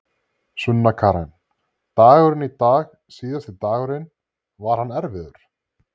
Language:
Icelandic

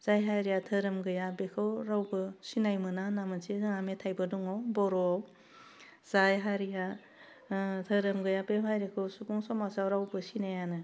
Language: Bodo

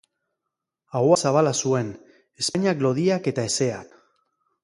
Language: Basque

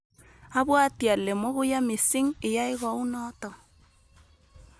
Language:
Kalenjin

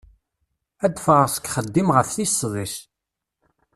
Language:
Kabyle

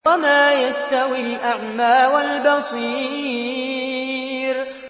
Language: Arabic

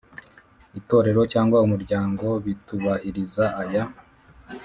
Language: Kinyarwanda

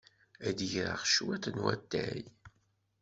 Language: Kabyle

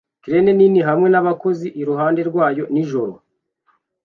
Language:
Kinyarwanda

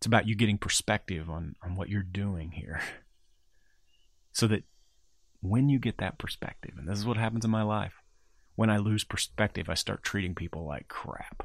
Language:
English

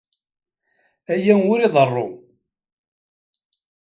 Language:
Kabyle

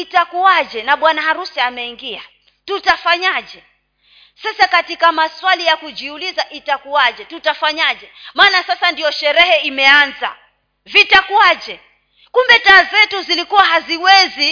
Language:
Swahili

